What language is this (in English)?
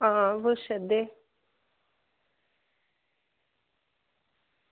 Dogri